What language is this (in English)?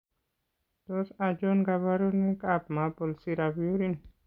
Kalenjin